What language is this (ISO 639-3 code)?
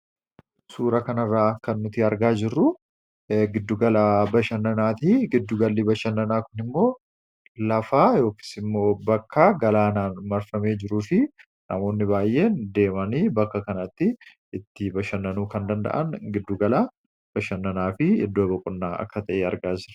orm